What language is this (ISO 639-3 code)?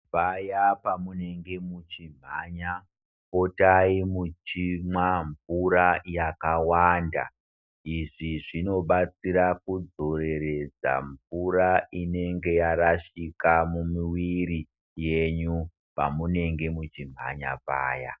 ndc